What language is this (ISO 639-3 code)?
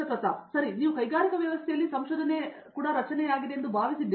kan